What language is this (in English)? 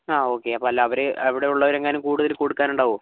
Malayalam